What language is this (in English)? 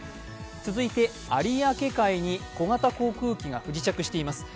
Japanese